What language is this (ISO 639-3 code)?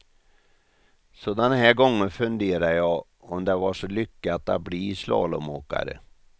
swe